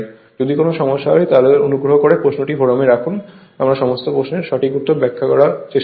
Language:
Bangla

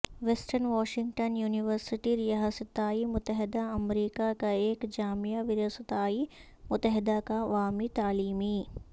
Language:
Urdu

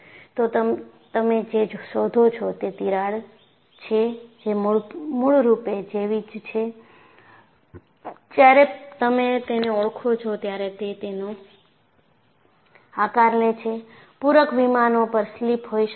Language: Gujarati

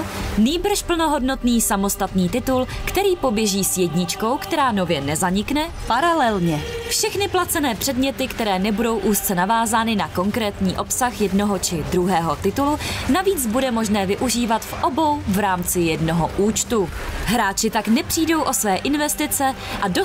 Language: Czech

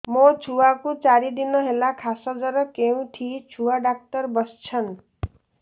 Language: Odia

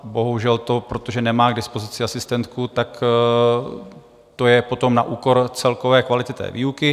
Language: Czech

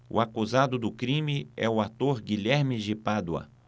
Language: Portuguese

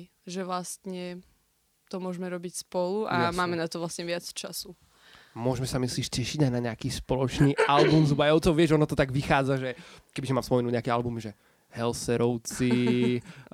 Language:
Slovak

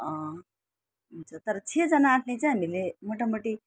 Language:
Nepali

